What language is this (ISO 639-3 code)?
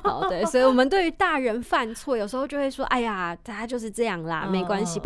zho